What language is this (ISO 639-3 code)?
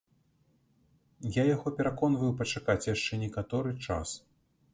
bel